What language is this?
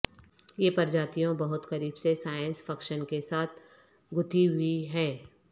Urdu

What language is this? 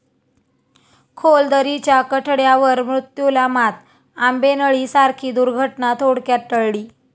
Marathi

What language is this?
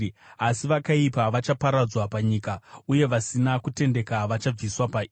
Shona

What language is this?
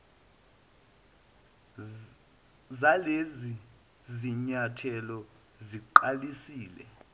Zulu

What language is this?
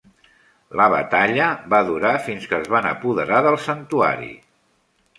Catalan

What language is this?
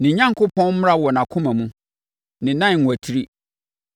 Akan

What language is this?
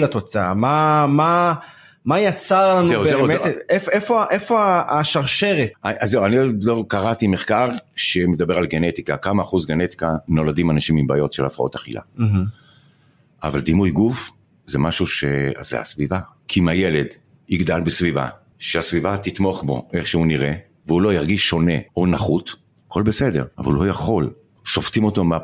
Hebrew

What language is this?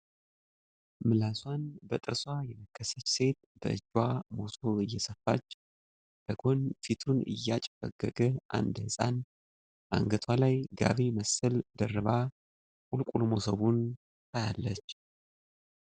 Amharic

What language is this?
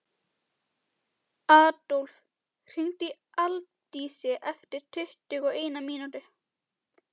Icelandic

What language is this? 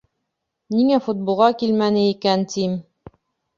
Bashkir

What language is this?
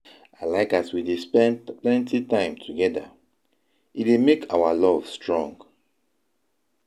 Nigerian Pidgin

